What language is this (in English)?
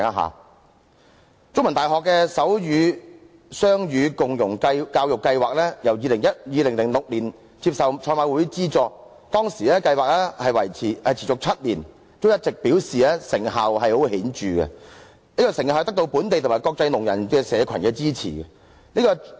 Cantonese